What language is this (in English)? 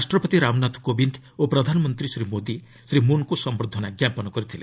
Odia